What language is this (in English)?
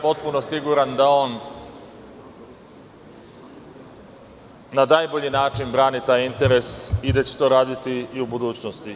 Serbian